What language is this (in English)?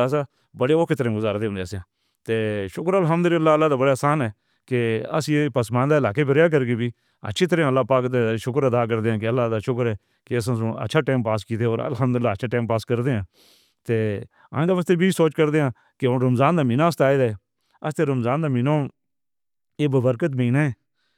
Northern Hindko